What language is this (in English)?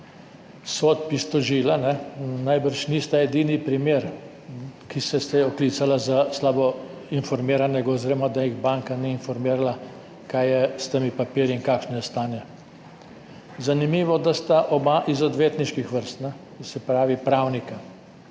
Slovenian